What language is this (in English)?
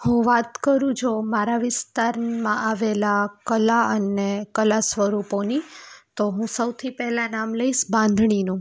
Gujarati